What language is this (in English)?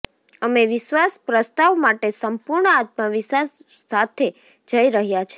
Gujarati